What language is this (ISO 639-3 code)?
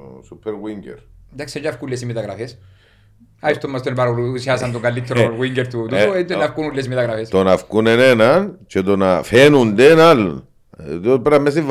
ell